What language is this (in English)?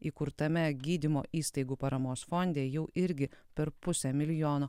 Lithuanian